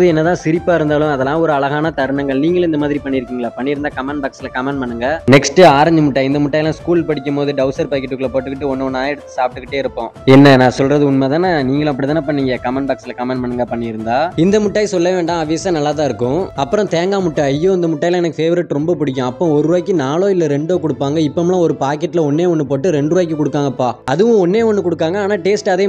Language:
Arabic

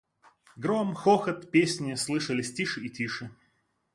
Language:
Russian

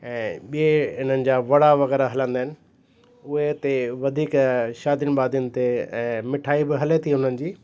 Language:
Sindhi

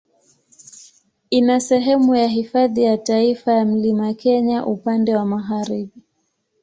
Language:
Swahili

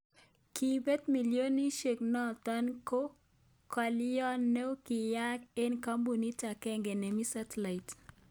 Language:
Kalenjin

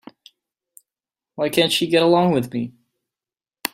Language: English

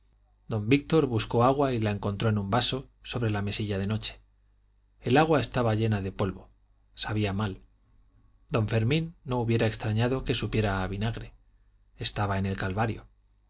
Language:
Spanish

